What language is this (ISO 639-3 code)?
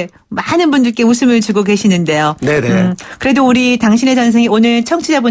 kor